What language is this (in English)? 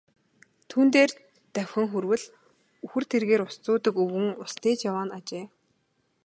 Mongolian